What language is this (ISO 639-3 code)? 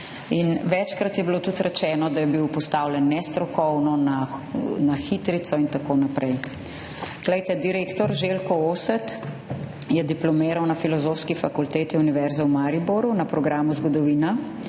slv